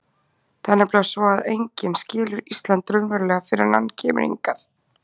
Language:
Icelandic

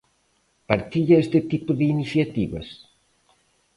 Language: Galician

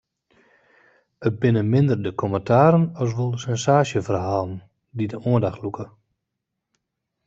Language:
Western Frisian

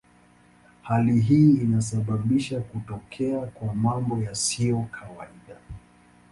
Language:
Swahili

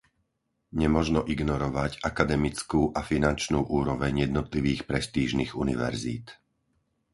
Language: Slovak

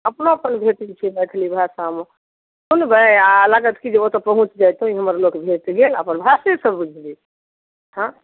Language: Maithili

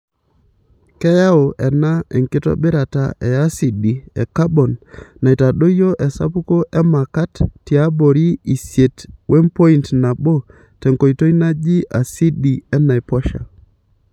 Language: Masai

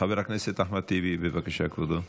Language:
Hebrew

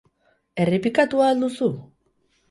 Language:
Basque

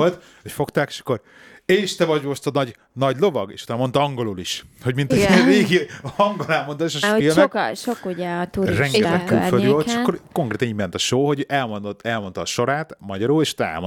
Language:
Hungarian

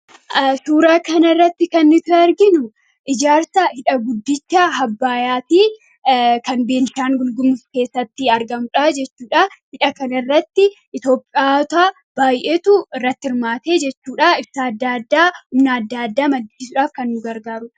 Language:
Oromo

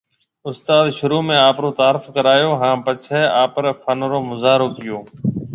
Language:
Marwari (Pakistan)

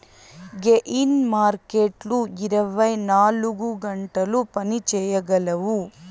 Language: Telugu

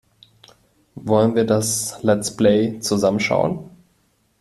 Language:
German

